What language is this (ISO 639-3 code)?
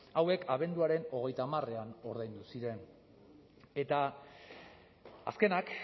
eus